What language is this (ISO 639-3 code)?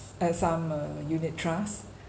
eng